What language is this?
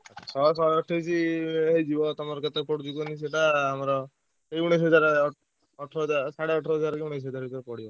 Odia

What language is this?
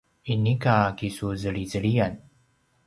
Paiwan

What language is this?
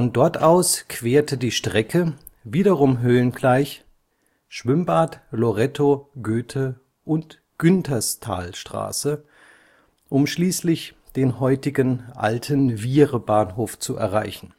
German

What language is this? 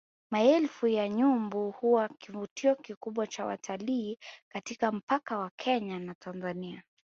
Swahili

